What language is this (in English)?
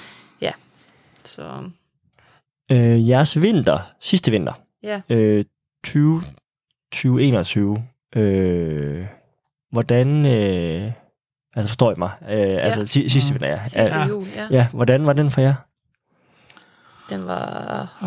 Danish